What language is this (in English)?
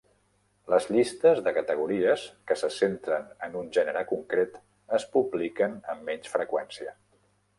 Catalan